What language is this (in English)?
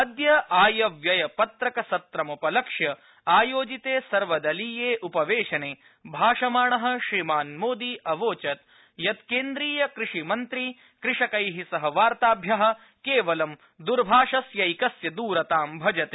Sanskrit